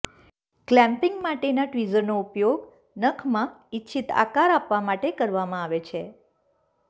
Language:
Gujarati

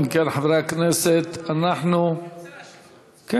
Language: Hebrew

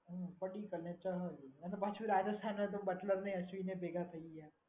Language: Gujarati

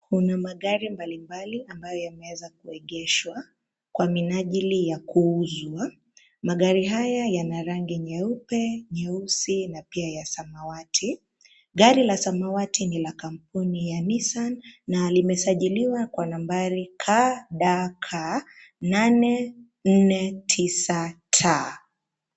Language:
Swahili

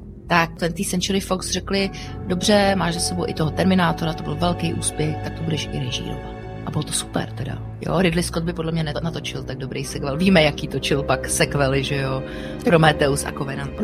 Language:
Czech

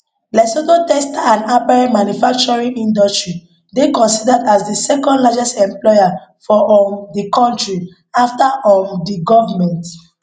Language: Nigerian Pidgin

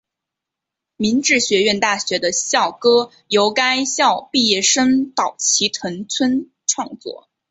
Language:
Chinese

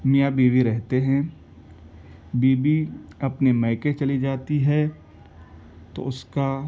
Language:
Urdu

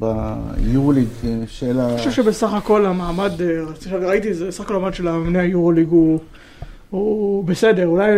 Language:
Hebrew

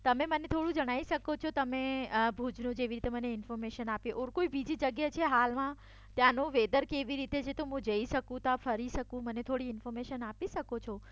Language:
Gujarati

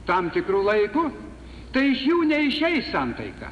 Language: Lithuanian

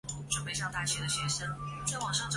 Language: Chinese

